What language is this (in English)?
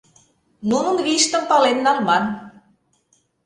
Mari